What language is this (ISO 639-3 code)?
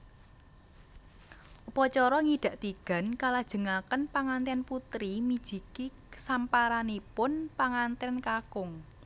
jav